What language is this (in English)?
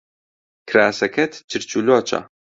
Central Kurdish